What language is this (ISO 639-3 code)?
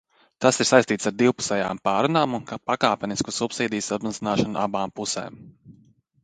lav